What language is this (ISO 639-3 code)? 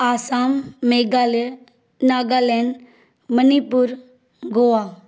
snd